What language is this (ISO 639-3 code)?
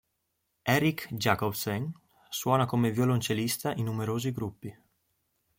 ita